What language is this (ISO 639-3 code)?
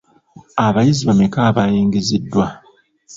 lug